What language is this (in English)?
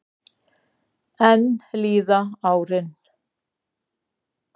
Icelandic